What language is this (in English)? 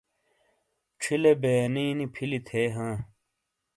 Shina